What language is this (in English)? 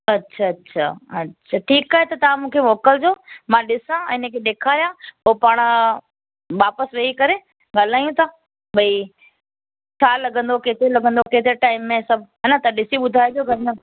Sindhi